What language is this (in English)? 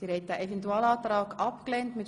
Swiss German